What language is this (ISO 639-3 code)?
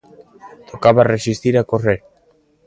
glg